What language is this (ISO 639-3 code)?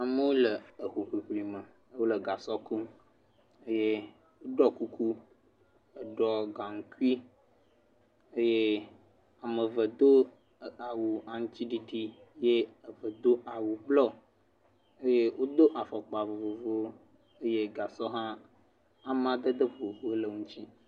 ewe